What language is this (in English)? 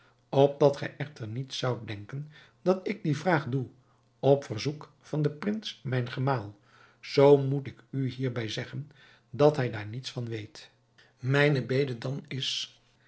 Dutch